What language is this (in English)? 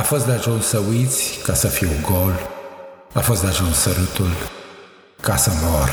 Romanian